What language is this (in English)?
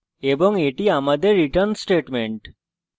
Bangla